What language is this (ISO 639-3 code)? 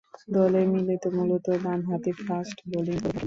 ben